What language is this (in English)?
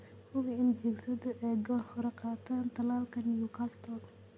Somali